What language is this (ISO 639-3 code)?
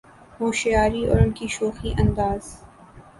urd